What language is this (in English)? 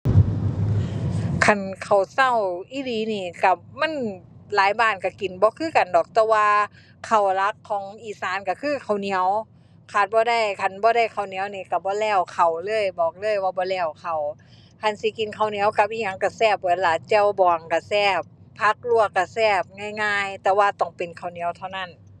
Thai